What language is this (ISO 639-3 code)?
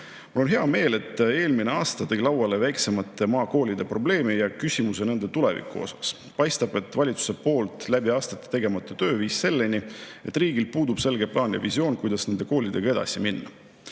est